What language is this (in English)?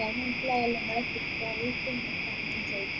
Malayalam